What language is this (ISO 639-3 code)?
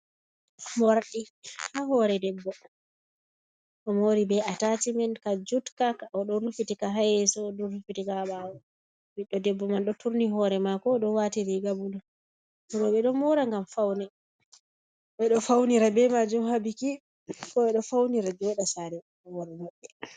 ful